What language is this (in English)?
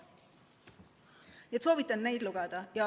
Estonian